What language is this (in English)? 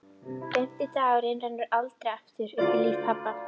Icelandic